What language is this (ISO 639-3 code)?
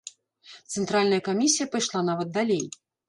bel